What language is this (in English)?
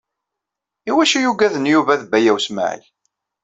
Kabyle